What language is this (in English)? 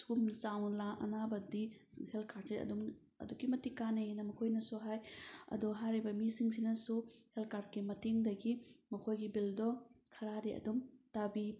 Manipuri